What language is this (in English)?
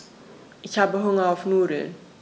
German